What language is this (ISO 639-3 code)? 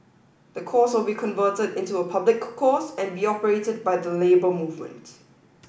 eng